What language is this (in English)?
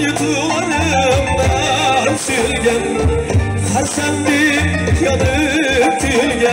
Turkish